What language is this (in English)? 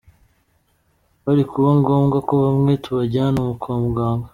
Kinyarwanda